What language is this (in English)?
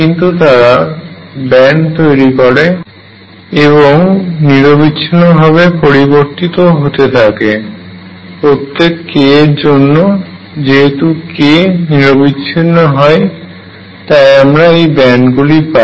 Bangla